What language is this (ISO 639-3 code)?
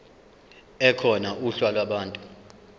zul